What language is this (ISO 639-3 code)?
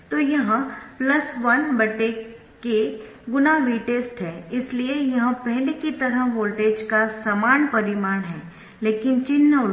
hin